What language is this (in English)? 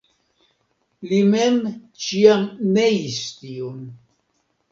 Esperanto